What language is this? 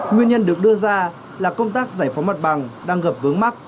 Vietnamese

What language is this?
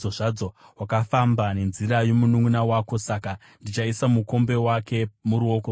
Shona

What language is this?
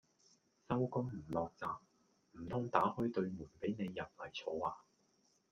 Cantonese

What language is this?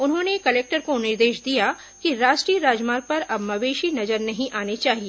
Hindi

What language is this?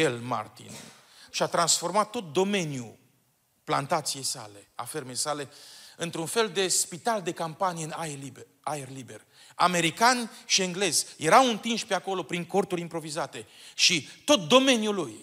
Romanian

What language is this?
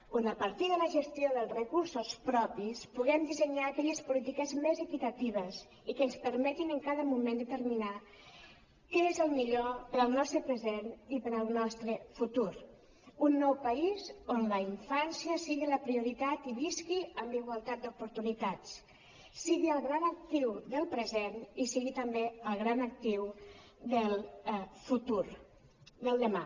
Catalan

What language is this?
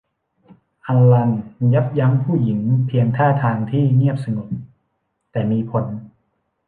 Thai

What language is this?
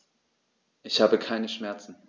German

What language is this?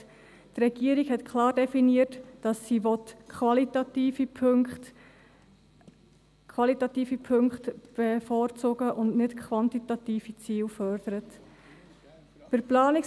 Swiss German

